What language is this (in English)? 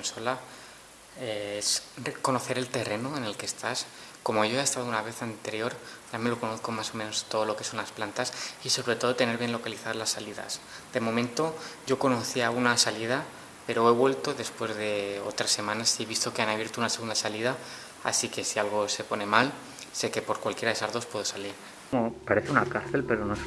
Spanish